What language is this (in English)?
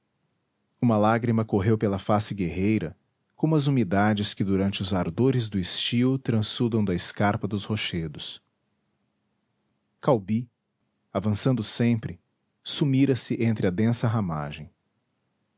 Portuguese